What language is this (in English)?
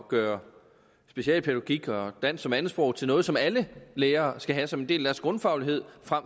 Danish